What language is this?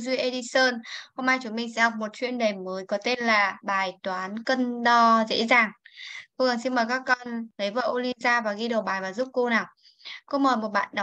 Vietnamese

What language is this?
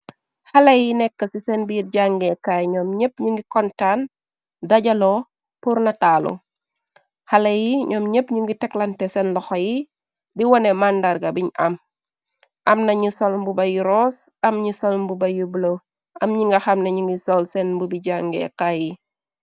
Wolof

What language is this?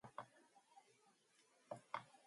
Mongolian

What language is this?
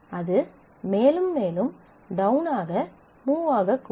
Tamil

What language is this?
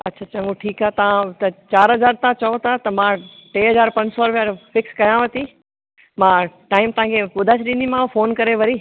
Sindhi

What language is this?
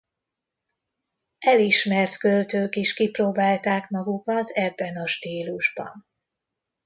Hungarian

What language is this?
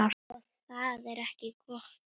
Icelandic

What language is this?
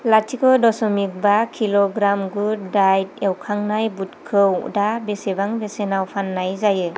Bodo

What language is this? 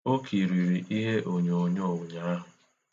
Igbo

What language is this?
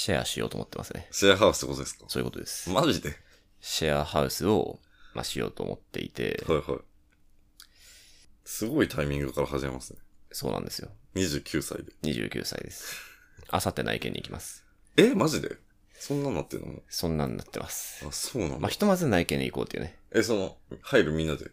Japanese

